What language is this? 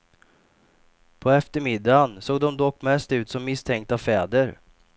Swedish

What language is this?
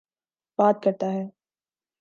Urdu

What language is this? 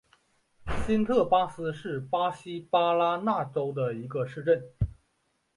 Chinese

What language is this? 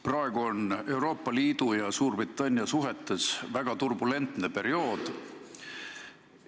Estonian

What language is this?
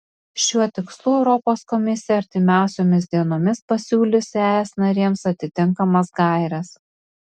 Lithuanian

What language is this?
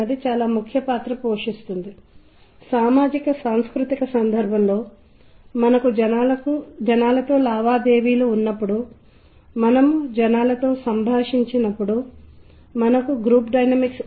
Telugu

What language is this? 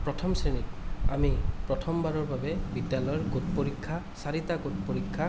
Assamese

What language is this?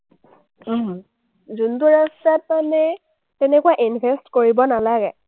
Assamese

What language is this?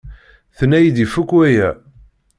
Kabyle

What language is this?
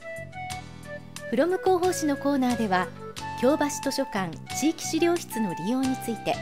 Japanese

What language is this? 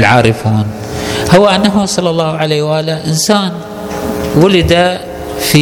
Arabic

